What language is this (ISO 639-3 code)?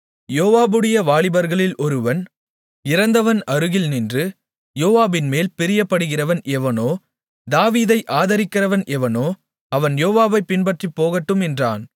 tam